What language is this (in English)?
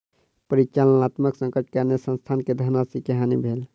Maithili